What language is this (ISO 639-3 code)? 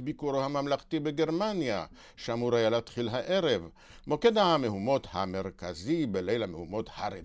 heb